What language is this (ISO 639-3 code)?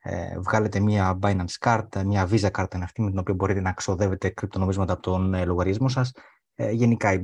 ell